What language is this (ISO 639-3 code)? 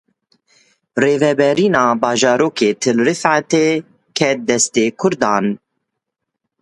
kur